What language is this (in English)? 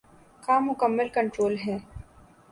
Urdu